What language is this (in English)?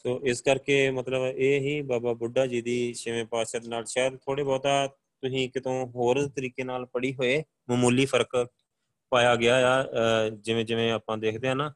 Punjabi